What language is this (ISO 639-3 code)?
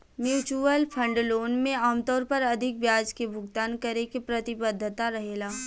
bho